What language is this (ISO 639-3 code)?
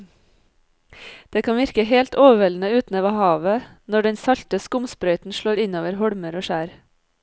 nor